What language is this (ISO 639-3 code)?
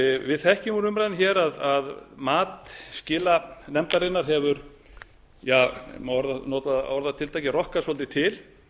isl